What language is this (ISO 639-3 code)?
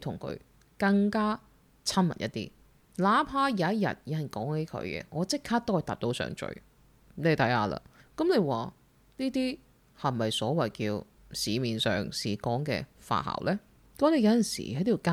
zho